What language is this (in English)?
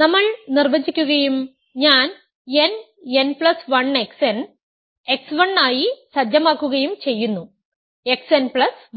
Malayalam